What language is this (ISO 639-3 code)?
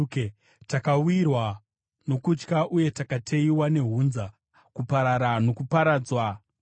sna